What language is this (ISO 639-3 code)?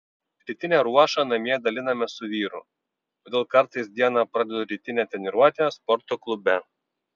lit